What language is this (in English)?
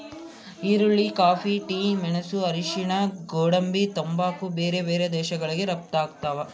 Kannada